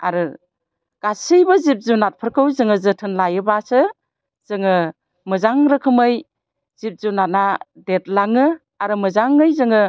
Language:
Bodo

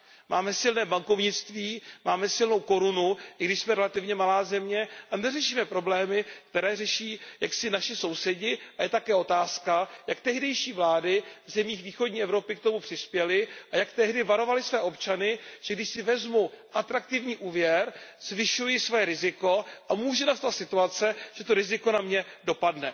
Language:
Czech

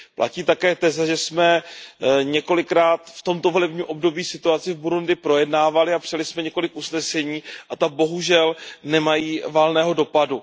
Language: Czech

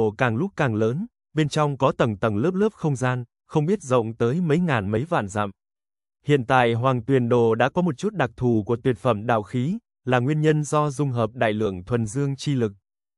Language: Vietnamese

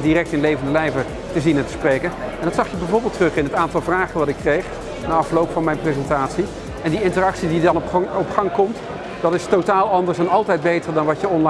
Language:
Dutch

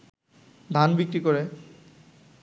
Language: Bangla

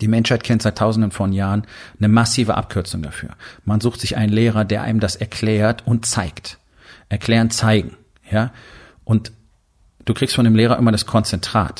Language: German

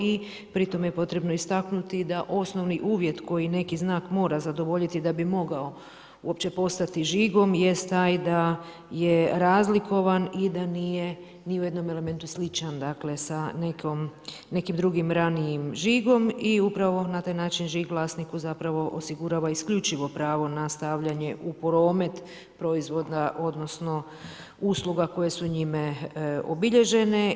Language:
Croatian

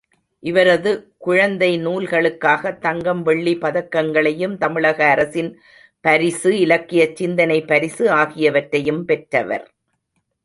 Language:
Tamil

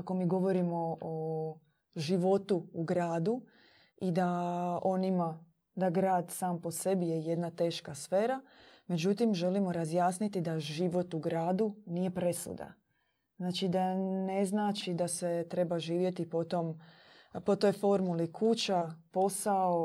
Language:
Croatian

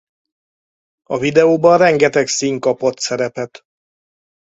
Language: Hungarian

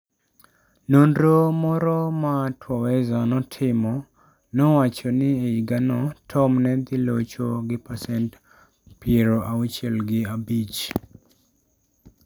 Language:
Luo (Kenya and Tanzania)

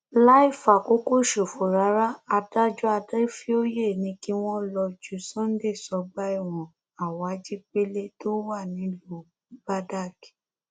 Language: Yoruba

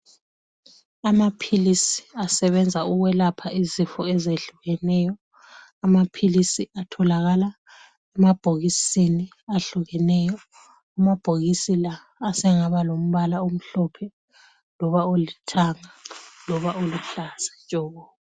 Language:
North Ndebele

